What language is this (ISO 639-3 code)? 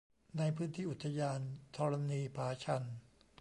tha